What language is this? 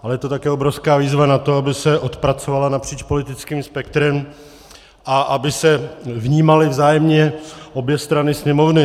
Czech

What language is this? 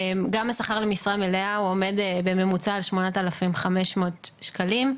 Hebrew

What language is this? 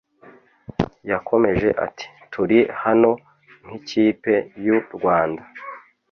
Kinyarwanda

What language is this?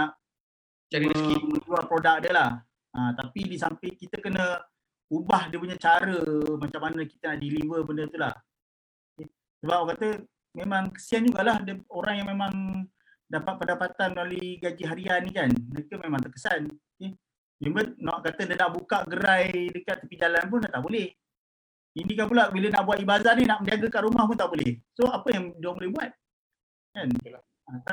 Malay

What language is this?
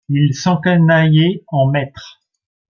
French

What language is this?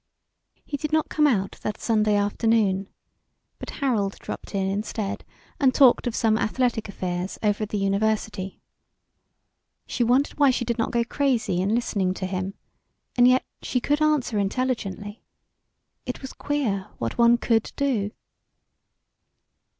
English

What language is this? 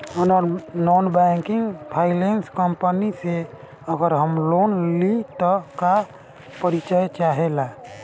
Bhojpuri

